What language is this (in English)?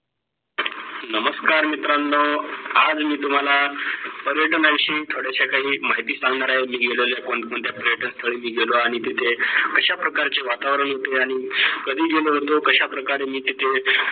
Marathi